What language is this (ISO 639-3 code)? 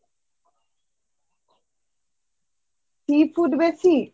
ben